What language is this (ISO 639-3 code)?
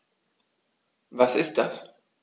deu